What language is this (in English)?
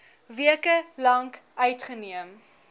Afrikaans